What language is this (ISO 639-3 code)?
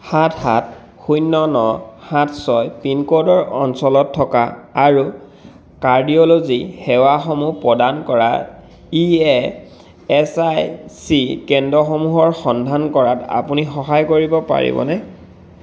asm